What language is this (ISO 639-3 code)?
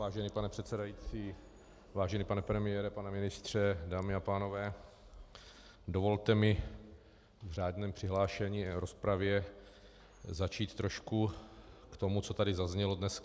ces